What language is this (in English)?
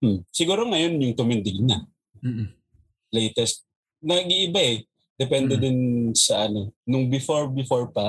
Filipino